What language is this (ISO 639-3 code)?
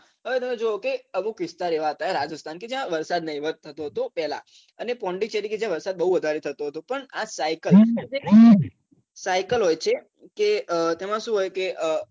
guj